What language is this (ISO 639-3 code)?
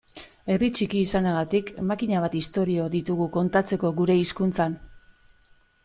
eus